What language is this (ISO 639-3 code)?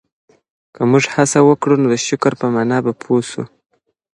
pus